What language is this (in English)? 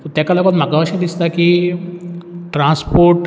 Konkani